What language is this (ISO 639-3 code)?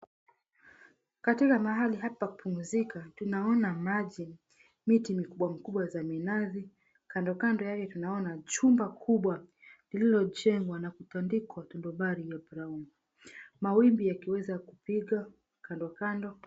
swa